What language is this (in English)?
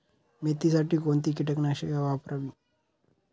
Marathi